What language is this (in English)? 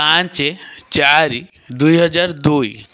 Odia